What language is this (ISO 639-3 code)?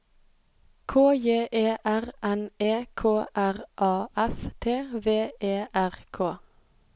nor